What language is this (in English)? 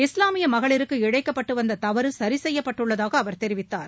Tamil